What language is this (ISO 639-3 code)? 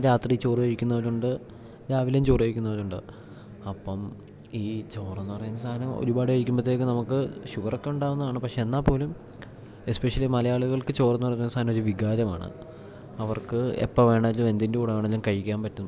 mal